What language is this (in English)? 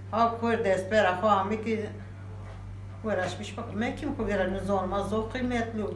Turkish